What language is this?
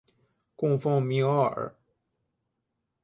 Chinese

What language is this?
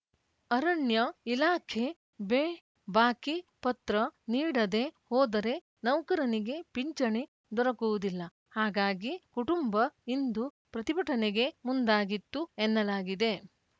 Kannada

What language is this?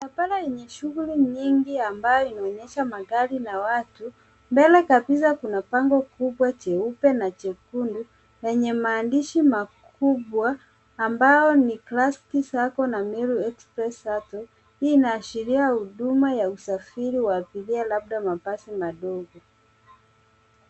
Swahili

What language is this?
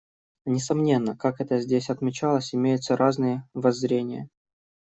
Russian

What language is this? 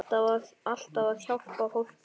Icelandic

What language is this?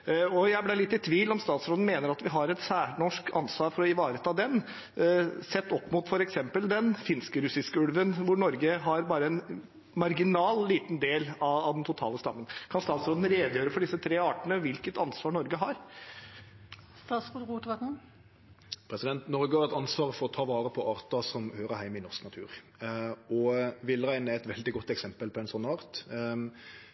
Norwegian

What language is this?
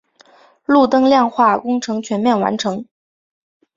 Chinese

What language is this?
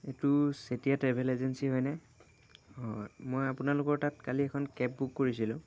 Assamese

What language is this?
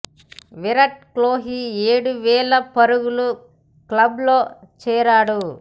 Telugu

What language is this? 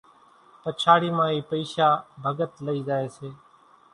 Kachi Koli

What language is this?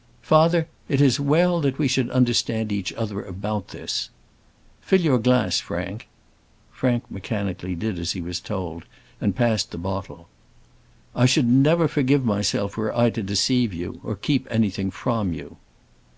English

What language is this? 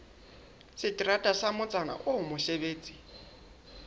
Southern Sotho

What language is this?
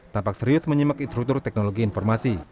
Indonesian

